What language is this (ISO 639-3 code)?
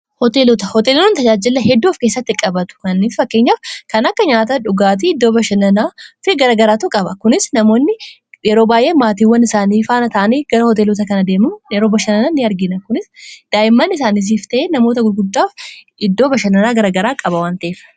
orm